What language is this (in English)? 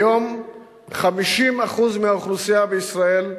Hebrew